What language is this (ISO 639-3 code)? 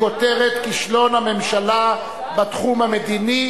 heb